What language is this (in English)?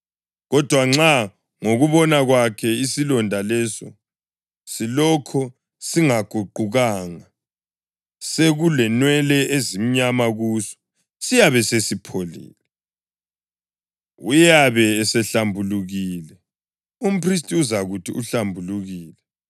North Ndebele